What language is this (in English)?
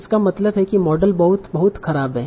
Hindi